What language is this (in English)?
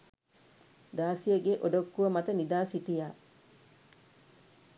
Sinhala